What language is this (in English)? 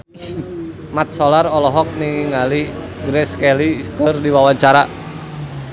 Sundanese